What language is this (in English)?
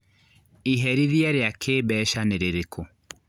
Kikuyu